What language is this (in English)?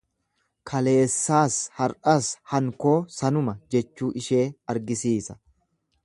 Oromo